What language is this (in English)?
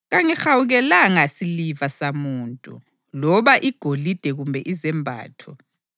North Ndebele